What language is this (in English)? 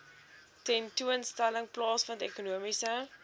Afrikaans